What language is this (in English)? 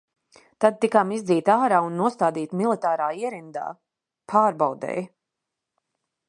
Latvian